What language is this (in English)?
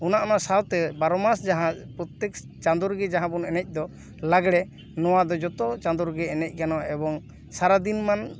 Santali